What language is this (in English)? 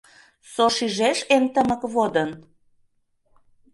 Mari